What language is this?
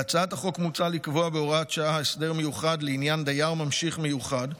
Hebrew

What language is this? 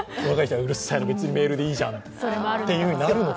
Japanese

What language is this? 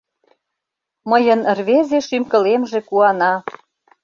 Mari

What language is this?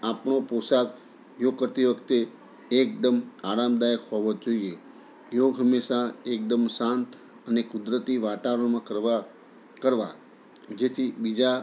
Gujarati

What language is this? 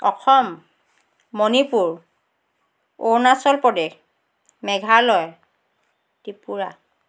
Assamese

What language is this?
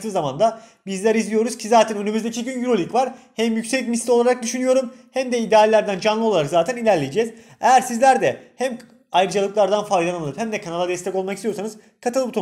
Turkish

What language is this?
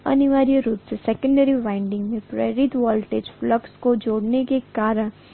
Hindi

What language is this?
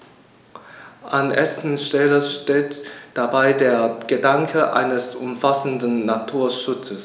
German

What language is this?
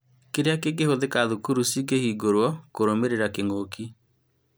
Kikuyu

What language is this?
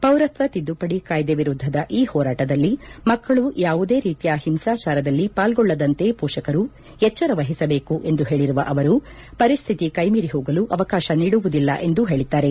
Kannada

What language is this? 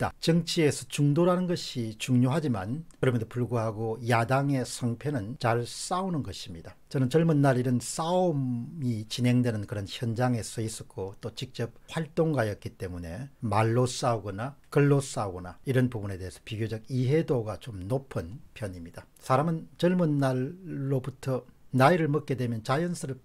Korean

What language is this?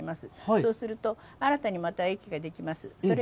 Japanese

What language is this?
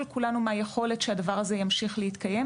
Hebrew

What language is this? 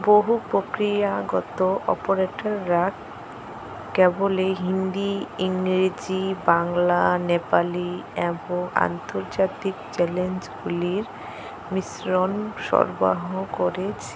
Bangla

